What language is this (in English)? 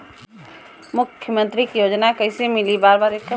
Bhojpuri